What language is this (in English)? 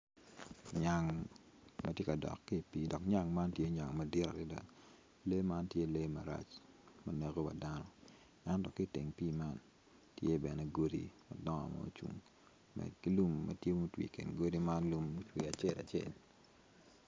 Acoli